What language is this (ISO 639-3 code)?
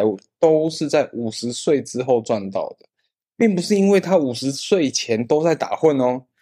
zho